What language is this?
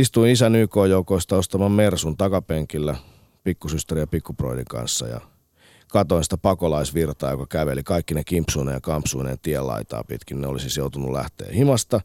Finnish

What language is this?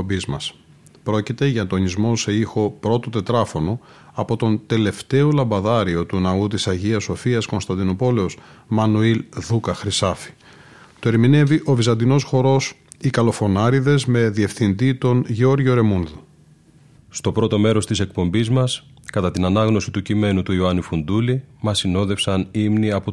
Greek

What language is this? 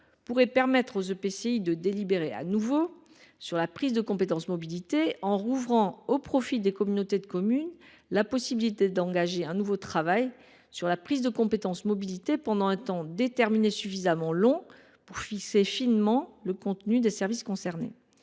French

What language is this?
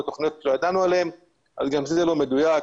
Hebrew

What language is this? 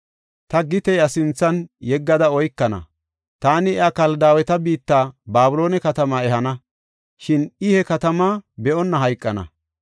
Gofa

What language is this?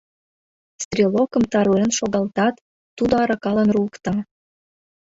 Mari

